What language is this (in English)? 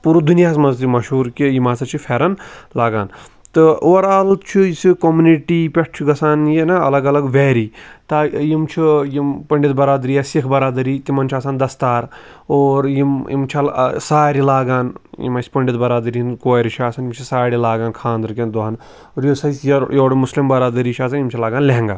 Kashmiri